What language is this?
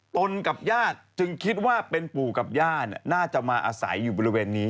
Thai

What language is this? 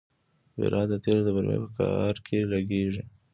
Pashto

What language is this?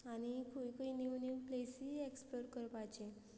Konkani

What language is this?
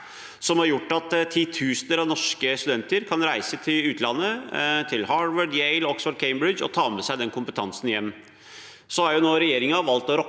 Norwegian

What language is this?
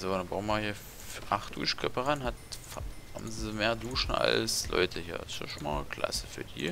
German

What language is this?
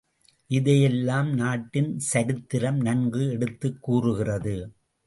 Tamil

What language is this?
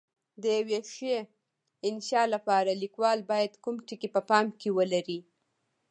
Pashto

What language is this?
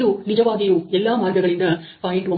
Kannada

